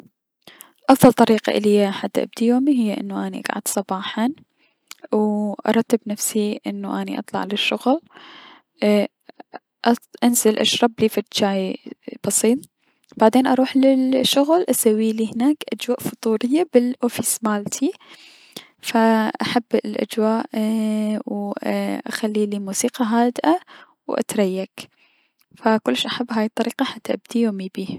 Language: Mesopotamian Arabic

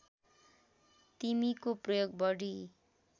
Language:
Nepali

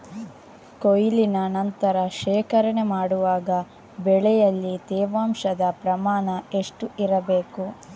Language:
Kannada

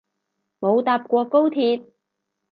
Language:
Cantonese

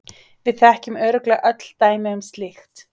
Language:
Icelandic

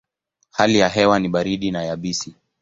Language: Swahili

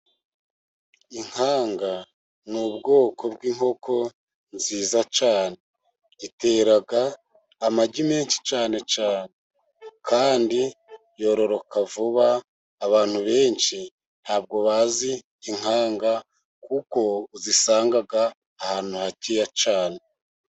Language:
Kinyarwanda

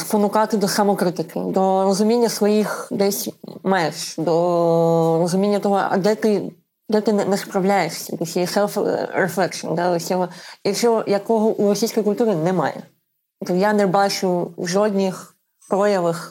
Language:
Ukrainian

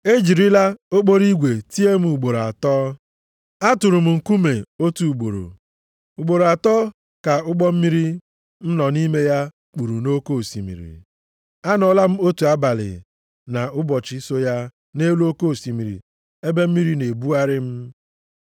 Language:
Igbo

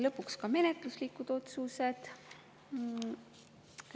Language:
Estonian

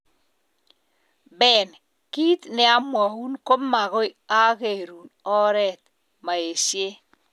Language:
Kalenjin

